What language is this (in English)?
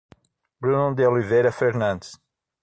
Portuguese